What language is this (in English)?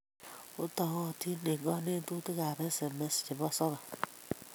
Kalenjin